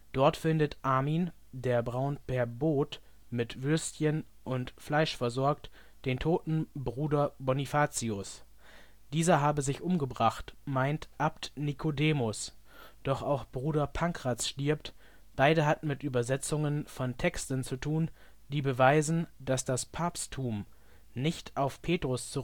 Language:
German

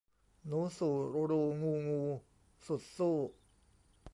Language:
Thai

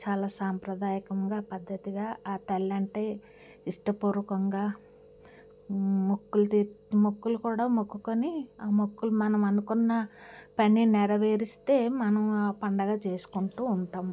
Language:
Telugu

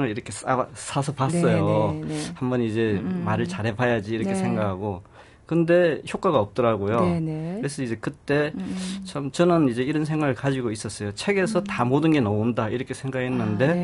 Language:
Korean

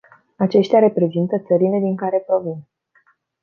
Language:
Romanian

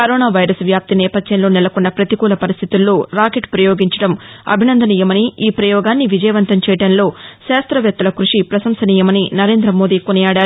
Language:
Telugu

